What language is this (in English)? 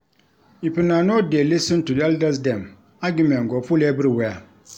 Nigerian Pidgin